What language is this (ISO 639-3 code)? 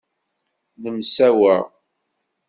kab